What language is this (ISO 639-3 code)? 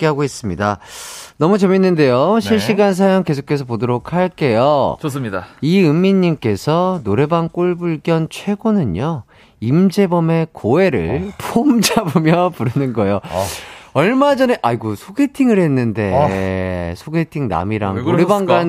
kor